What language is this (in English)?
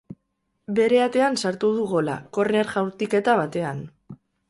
Basque